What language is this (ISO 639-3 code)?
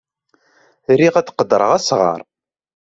kab